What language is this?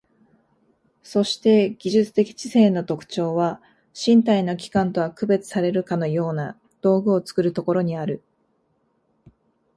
Japanese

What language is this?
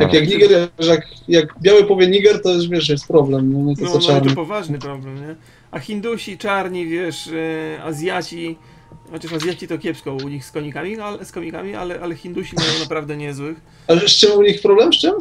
Polish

